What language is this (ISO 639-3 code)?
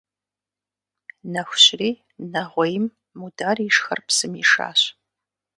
kbd